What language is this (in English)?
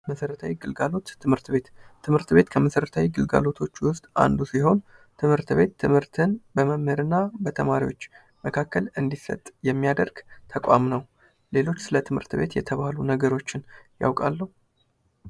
Amharic